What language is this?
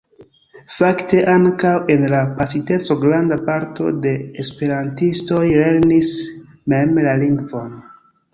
Esperanto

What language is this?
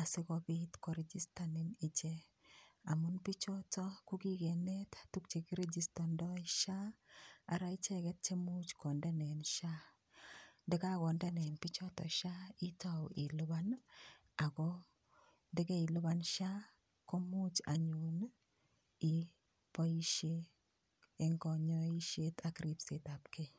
Kalenjin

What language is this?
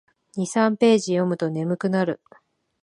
Japanese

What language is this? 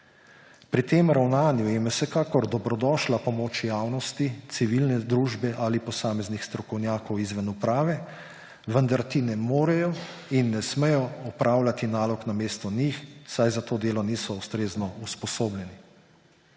Slovenian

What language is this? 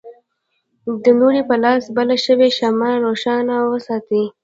Pashto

